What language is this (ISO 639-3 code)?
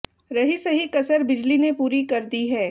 hin